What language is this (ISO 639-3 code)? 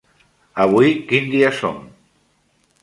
cat